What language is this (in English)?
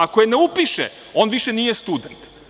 Serbian